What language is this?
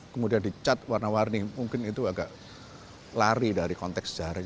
Indonesian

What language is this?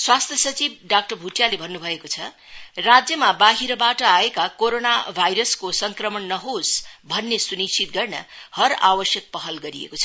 Nepali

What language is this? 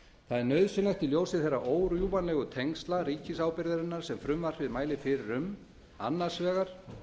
Icelandic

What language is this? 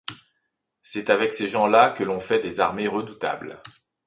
French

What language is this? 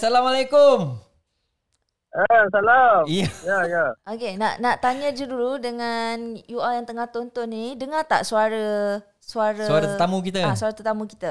Malay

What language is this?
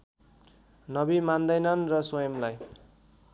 Nepali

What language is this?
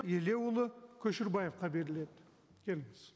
Kazakh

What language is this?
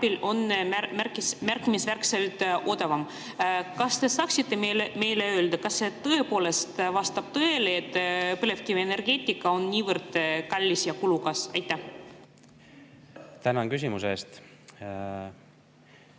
Estonian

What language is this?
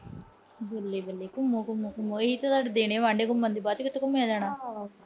Punjabi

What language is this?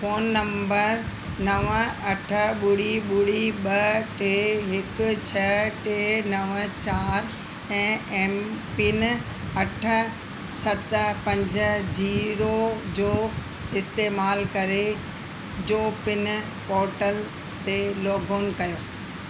Sindhi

